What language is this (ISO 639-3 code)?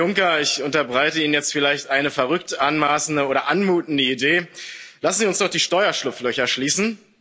deu